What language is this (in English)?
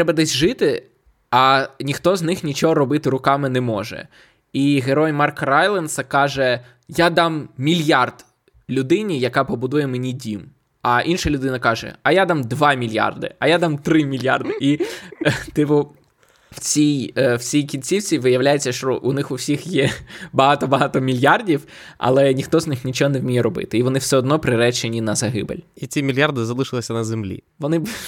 Ukrainian